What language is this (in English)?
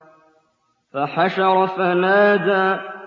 Arabic